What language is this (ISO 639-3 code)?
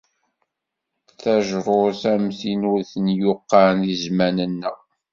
kab